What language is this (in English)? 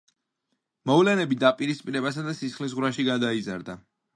Georgian